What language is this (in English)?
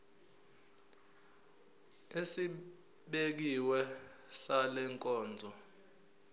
Zulu